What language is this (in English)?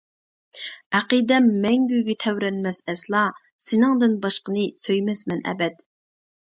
Uyghur